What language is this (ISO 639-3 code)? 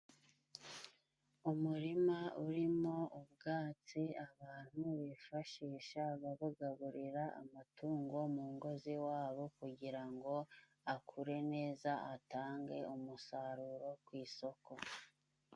kin